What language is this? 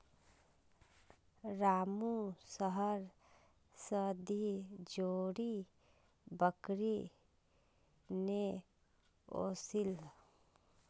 Magahi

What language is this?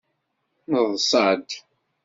Kabyle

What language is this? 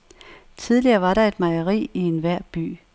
Danish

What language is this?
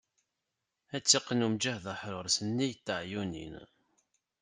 Kabyle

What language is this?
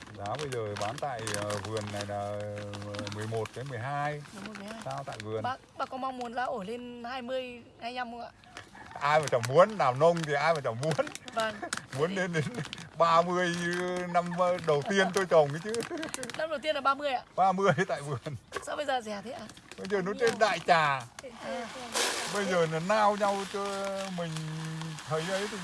Vietnamese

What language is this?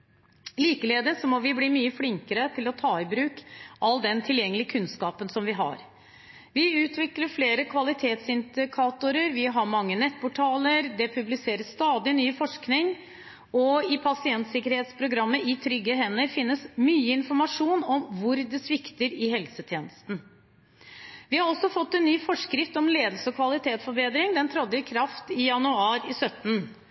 Norwegian Bokmål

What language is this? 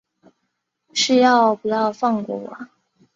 Chinese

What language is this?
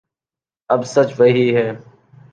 Urdu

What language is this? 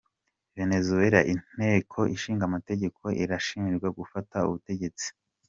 Kinyarwanda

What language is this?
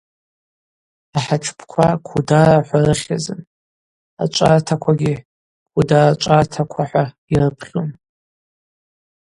Abaza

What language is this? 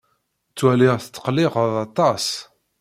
Kabyle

